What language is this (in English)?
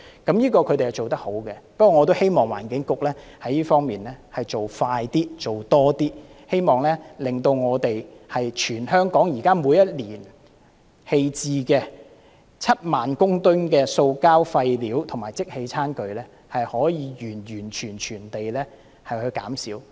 Cantonese